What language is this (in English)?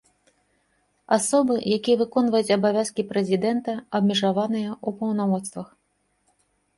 Belarusian